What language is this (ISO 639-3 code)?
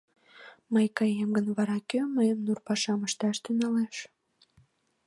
chm